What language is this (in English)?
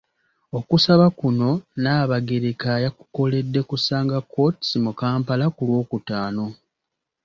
Ganda